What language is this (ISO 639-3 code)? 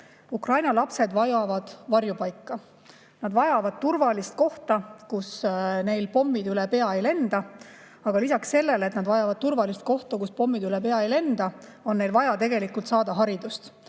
est